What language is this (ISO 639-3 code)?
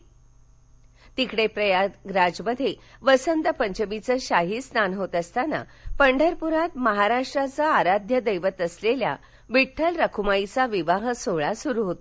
mar